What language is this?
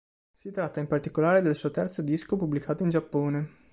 Italian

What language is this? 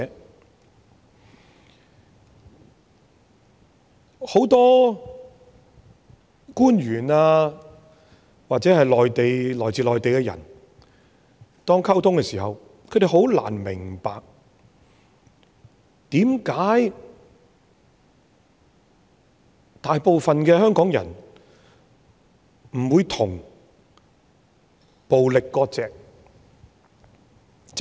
Cantonese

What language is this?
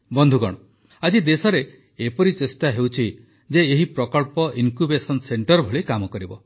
Odia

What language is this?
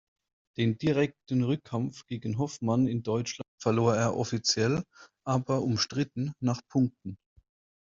German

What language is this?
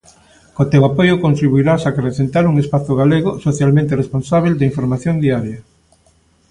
Galician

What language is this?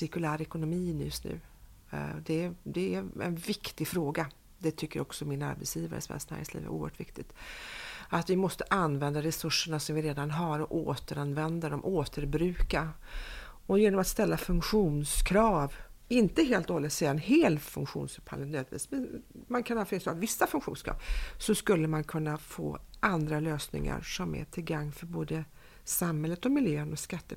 Swedish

